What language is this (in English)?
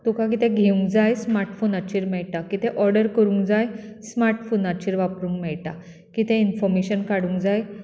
Konkani